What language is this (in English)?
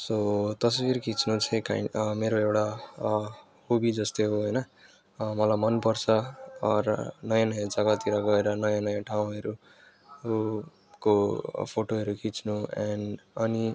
Nepali